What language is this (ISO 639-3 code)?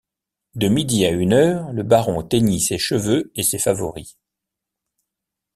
fra